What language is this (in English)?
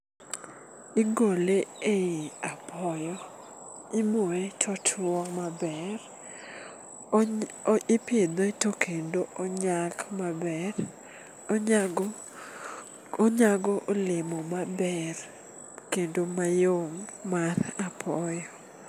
Luo (Kenya and Tanzania)